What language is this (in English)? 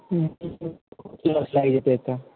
Maithili